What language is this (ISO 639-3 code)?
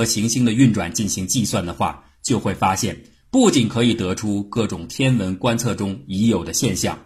zho